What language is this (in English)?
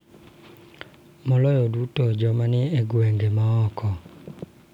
Luo (Kenya and Tanzania)